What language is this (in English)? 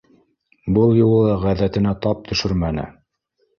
Bashkir